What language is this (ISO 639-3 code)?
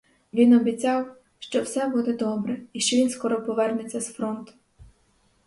ukr